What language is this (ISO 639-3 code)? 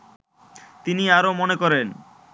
ben